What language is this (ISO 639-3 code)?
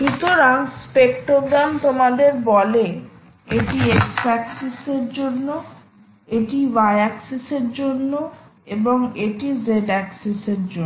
ben